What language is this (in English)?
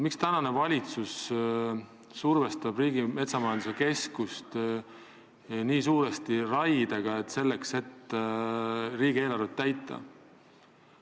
Estonian